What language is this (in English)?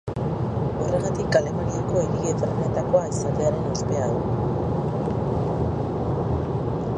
Basque